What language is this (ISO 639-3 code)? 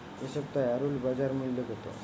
ben